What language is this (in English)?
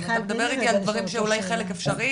Hebrew